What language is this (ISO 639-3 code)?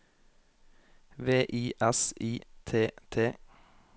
nor